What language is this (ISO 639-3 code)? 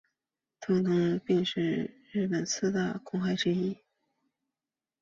zho